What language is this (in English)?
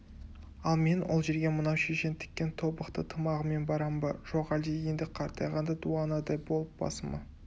Kazakh